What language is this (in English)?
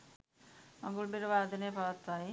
Sinhala